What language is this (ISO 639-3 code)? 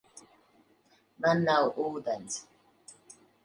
lav